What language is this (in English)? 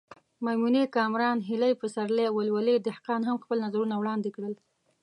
Pashto